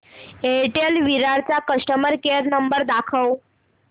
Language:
Marathi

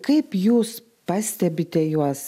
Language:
Lithuanian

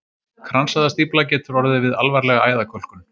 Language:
Icelandic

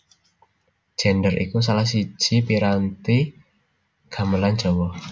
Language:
Javanese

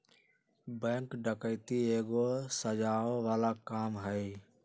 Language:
Magahi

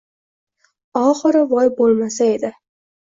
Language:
Uzbek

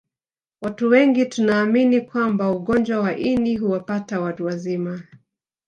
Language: Swahili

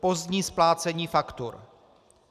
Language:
Czech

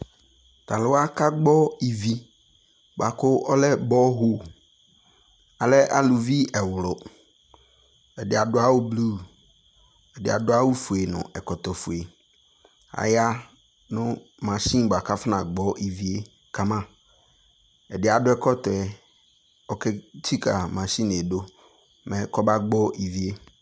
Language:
Ikposo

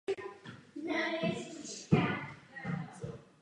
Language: Czech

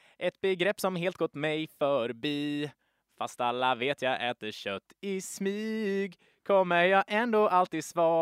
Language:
Swedish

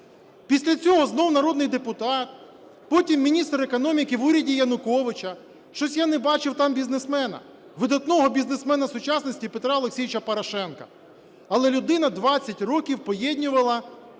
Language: Ukrainian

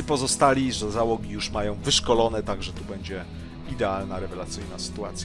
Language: Polish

